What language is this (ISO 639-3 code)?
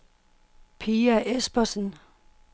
dan